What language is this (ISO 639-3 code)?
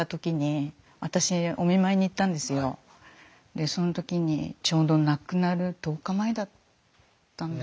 jpn